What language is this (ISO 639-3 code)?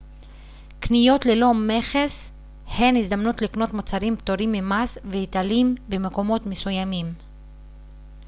heb